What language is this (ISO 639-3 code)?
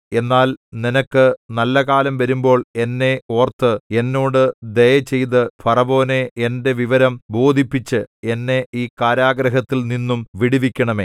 mal